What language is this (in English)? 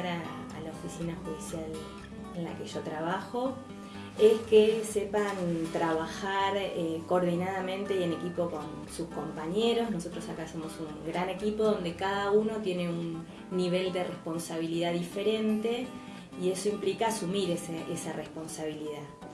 Spanish